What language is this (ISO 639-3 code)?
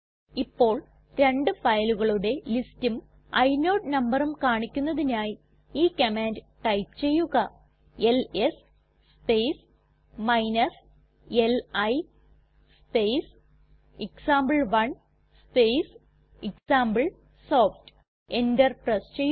mal